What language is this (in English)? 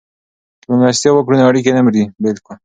Pashto